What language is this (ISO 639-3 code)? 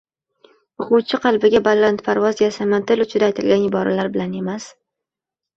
uzb